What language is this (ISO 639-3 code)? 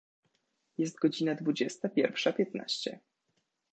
pol